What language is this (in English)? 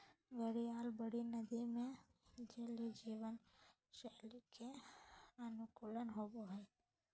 Magahi